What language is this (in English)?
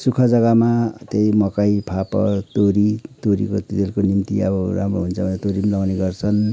Nepali